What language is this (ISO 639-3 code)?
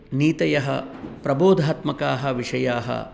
san